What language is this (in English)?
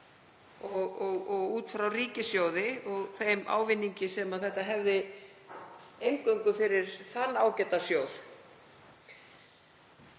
Icelandic